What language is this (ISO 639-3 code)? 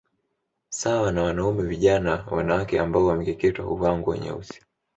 swa